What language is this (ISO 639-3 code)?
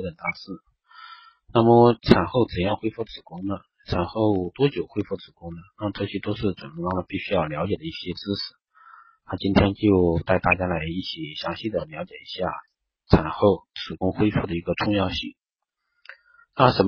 zho